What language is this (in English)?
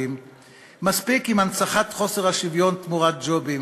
Hebrew